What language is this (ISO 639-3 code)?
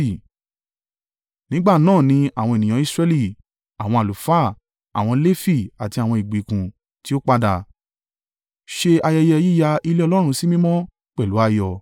yor